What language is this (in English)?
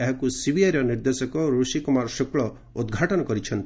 Odia